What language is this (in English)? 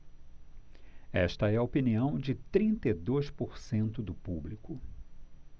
Portuguese